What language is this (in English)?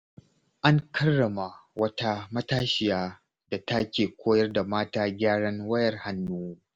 Hausa